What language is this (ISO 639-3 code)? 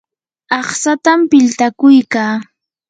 qur